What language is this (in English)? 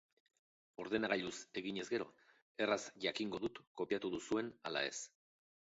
Basque